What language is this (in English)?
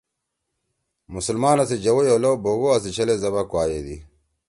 Torwali